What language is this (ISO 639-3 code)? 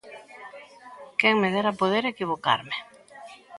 glg